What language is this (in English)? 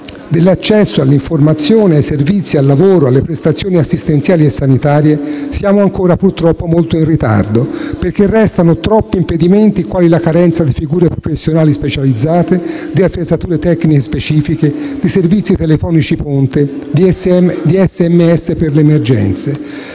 Italian